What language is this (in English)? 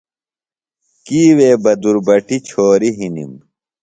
Phalura